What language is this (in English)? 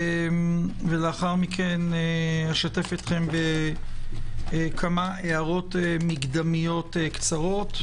Hebrew